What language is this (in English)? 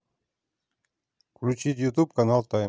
Russian